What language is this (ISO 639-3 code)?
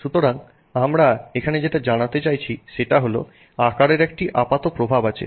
ben